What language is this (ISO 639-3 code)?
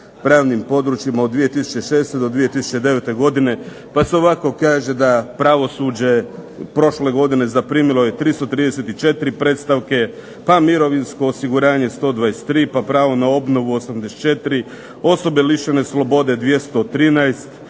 hrv